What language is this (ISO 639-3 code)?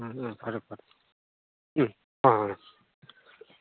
mni